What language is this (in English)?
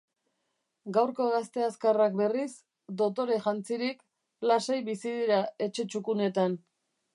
Basque